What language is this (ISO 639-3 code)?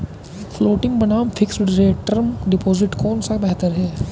hin